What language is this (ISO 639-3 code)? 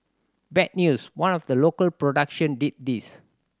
eng